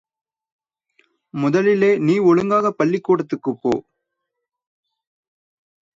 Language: Tamil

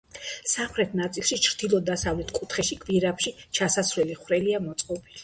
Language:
Georgian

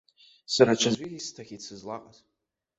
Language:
Abkhazian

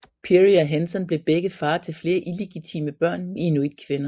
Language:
Danish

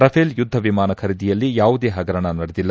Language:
Kannada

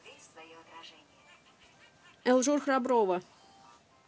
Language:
Russian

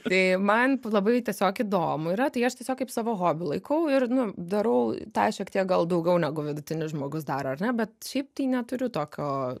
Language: Lithuanian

